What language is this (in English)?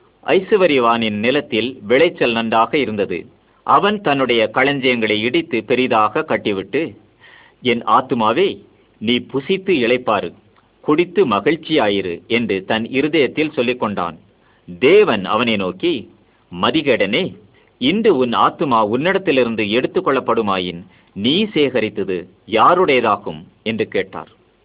Malay